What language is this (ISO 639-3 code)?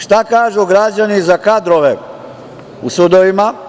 srp